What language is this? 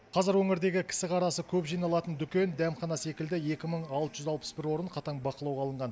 Kazakh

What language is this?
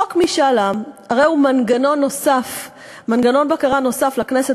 Hebrew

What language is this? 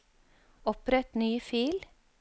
Norwegian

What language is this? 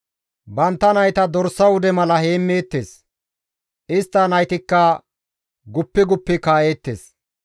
Gamo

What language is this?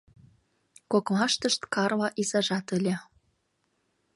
Mari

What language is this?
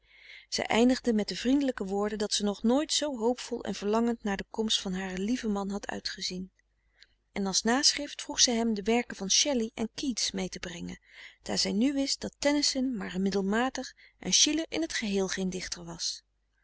Dutch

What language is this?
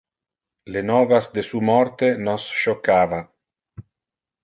Interlingua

